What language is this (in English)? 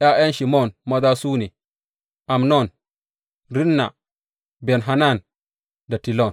Hausa